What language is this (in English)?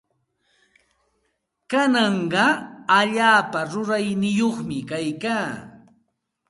Santa Ana de Tusi Pasco Quechua